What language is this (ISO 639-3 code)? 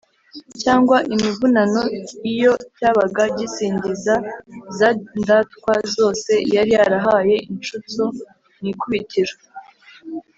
kin